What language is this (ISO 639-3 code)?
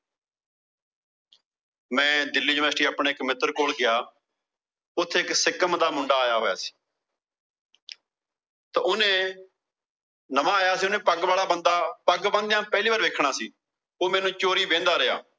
pan